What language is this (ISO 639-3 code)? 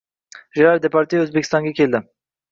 uzb